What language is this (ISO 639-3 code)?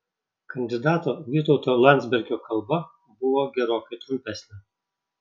lit